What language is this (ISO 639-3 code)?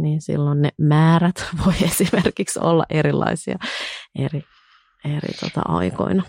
fin